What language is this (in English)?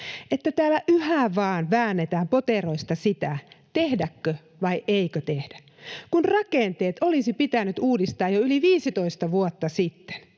Finnish